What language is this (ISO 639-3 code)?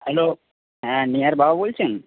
ben